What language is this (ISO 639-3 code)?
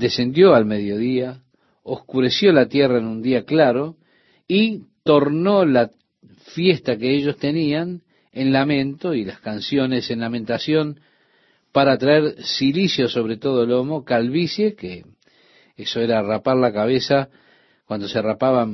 spa